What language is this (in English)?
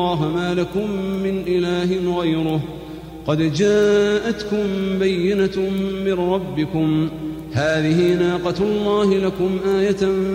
Arabic